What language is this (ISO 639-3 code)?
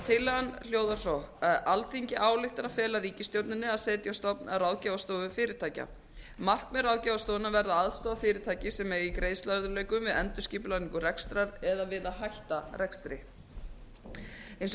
isl